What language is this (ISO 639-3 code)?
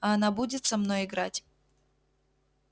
rus